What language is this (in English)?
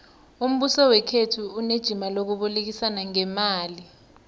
South Ndebele